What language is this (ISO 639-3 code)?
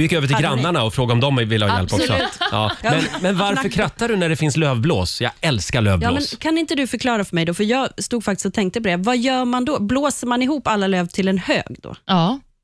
swe